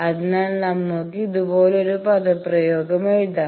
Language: Malayalam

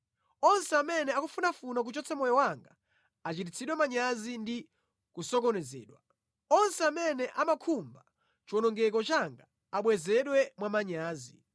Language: Nyanja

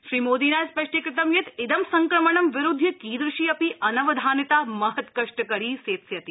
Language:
Sanskrit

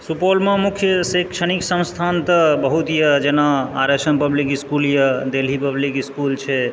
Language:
Maithili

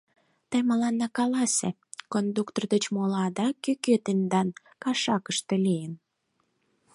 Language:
Mari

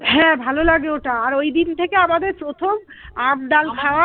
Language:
Bangla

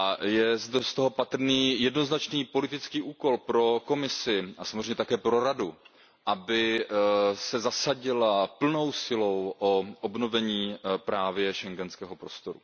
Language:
Czech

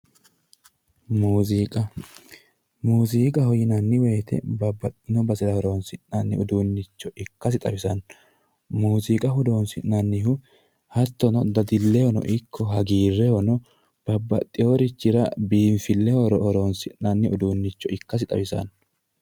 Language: Sidamo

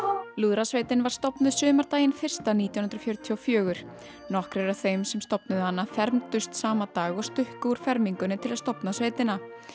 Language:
Icelandic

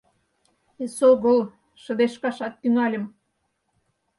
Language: Mari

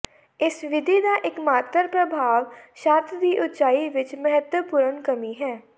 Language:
Punjabi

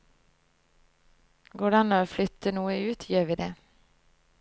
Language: Norwegian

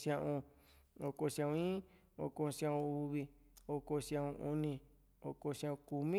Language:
Juxtlahuaca Mixtec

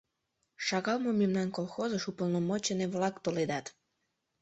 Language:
Mari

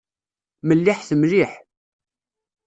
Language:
Kabyle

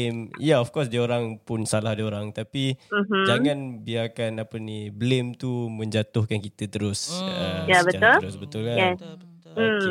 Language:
Malay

